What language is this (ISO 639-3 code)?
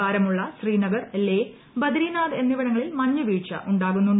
mal